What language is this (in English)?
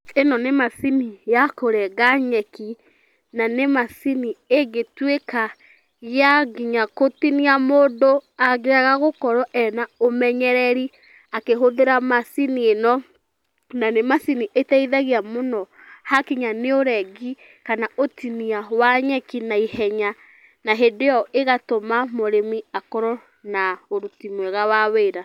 Kikuyu